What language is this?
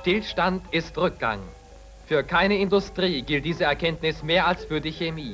German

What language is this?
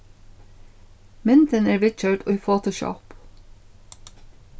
Faroese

